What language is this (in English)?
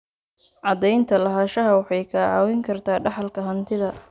Somali